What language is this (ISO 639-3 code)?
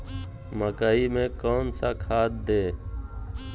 mag